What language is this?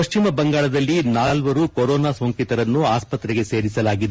Kannada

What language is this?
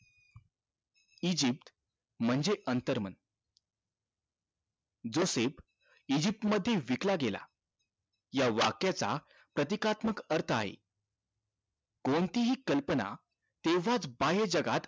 Marathi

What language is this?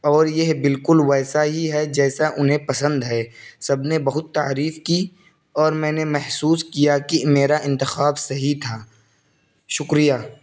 Urdu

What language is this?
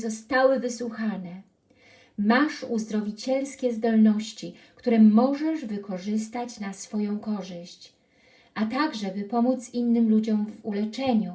Polish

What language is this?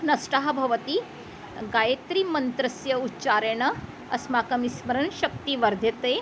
Sanskrit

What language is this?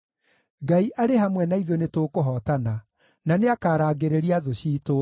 Kikuyu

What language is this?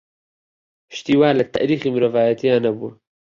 Central Kurdish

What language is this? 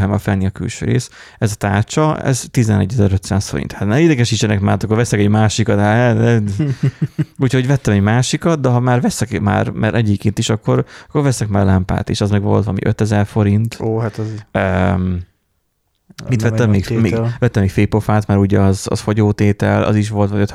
Hungarian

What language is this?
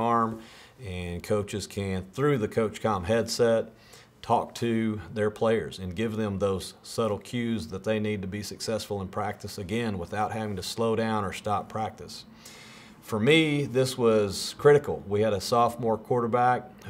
English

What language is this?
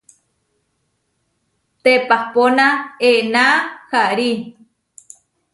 Huarijio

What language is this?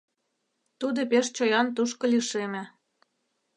Mari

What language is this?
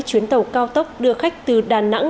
Vietnamese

